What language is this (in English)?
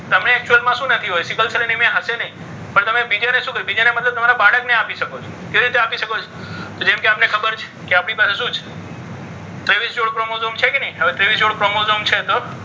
Gujarati